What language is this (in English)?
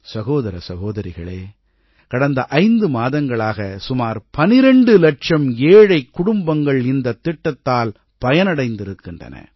Tamil